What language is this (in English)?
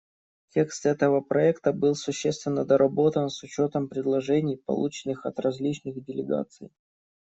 Russian